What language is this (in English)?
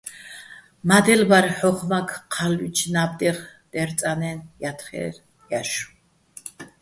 Bats